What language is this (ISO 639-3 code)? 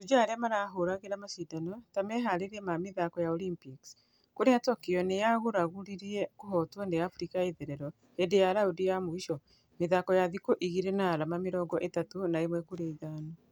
kik